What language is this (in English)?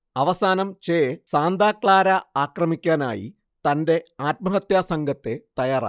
Malayalam